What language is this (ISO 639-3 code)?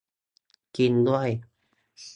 tha